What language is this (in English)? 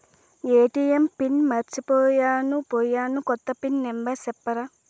Telugu